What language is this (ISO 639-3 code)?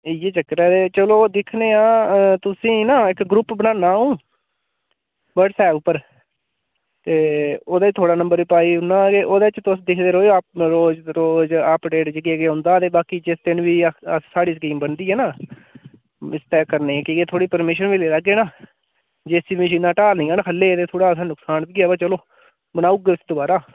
doi